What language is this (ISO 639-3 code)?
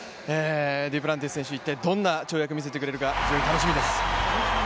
jpn